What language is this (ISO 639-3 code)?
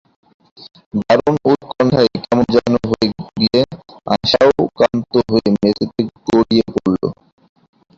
ben